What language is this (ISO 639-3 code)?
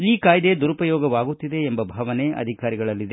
kan